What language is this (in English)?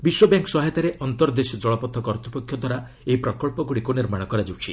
Odia